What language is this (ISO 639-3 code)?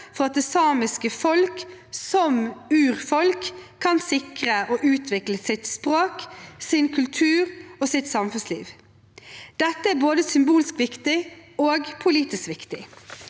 nor